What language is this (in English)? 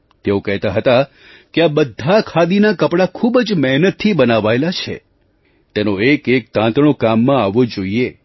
Gujarati